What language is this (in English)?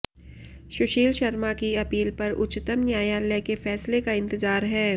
Hindi